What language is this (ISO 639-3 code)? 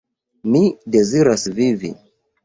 epo